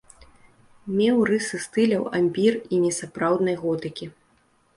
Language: Belarusian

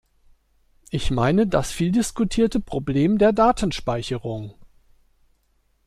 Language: German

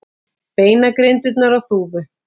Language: Icelandic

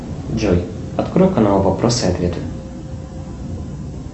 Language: Russian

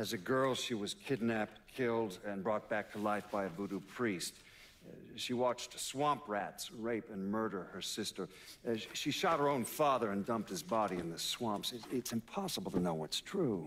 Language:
English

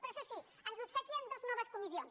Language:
Catalan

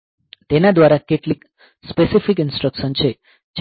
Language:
Gujarati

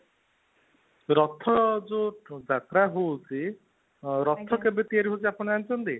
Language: Odia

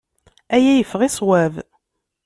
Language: Kabyle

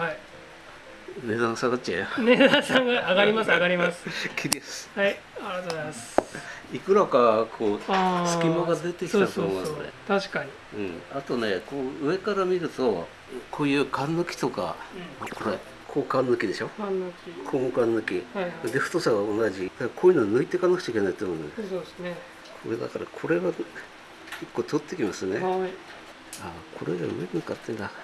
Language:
Japanese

